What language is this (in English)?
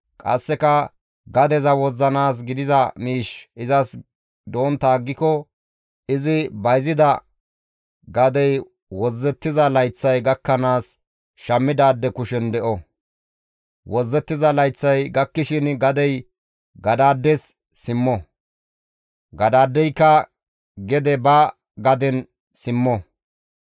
Gamo